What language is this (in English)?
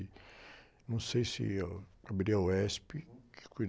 Portuguese